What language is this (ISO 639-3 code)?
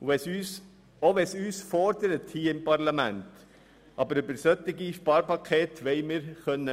gsw